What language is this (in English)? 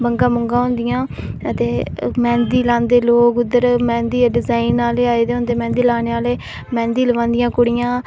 Dogri